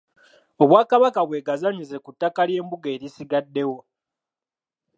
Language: Ganda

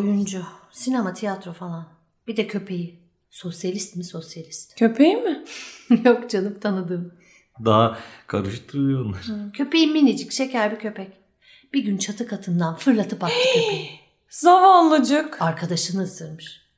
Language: Turkish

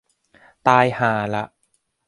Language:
Thai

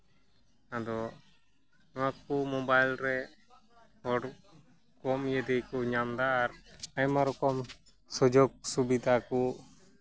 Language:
Santali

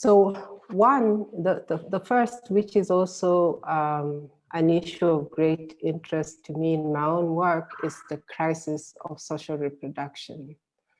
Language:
English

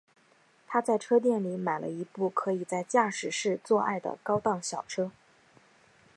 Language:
Chinese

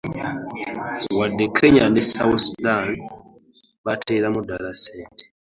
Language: Ganda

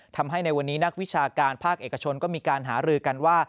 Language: Thai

